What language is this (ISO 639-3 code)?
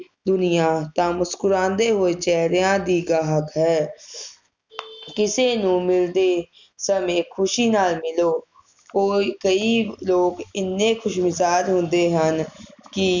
pan